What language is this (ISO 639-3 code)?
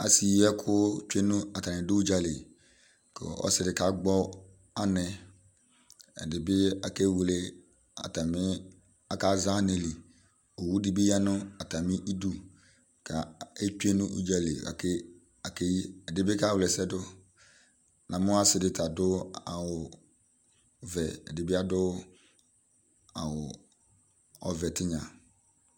kpo